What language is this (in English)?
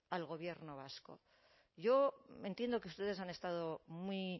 Spanish